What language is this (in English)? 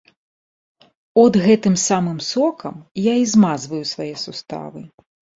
Belarusian